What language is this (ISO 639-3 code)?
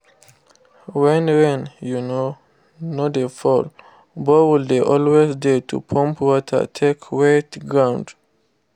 pcm